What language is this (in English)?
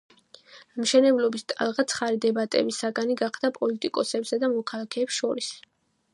Georgian